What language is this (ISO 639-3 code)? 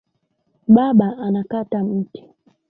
swa